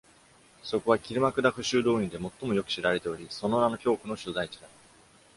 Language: Japanese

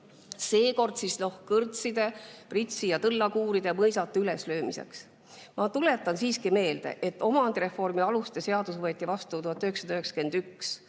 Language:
Estonian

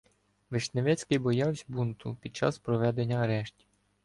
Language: Ukrainian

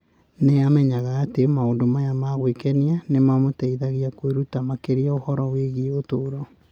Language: Kikuyu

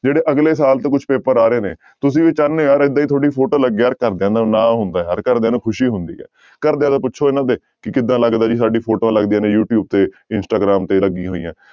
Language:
Punjabi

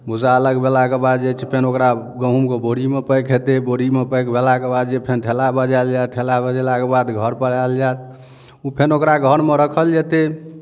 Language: Maithili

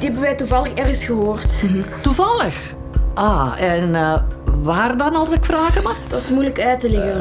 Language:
Dutch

